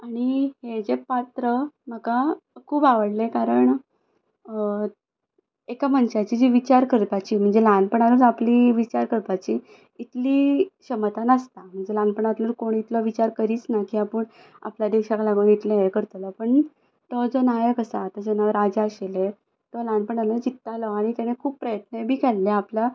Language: Konkani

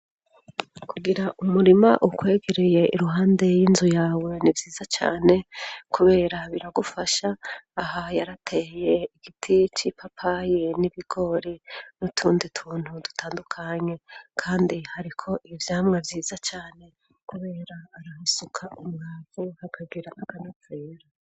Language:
Rundi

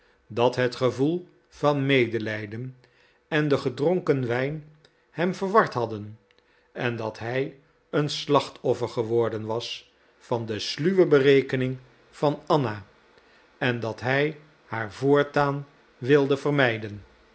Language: Dutch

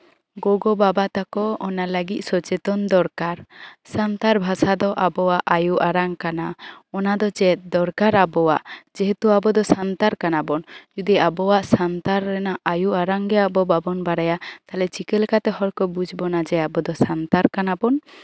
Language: Santali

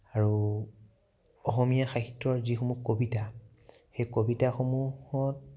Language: Assamese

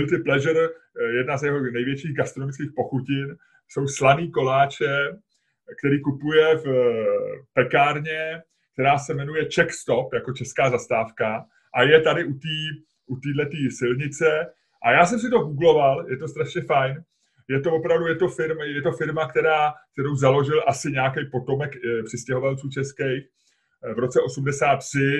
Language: Czech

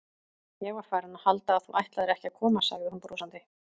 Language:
Icelandic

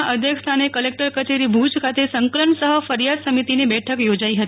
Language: Gujarati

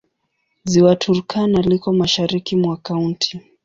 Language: Swahili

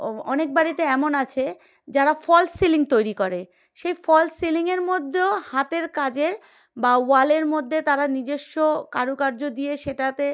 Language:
Bangla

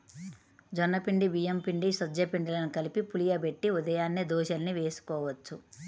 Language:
Telugu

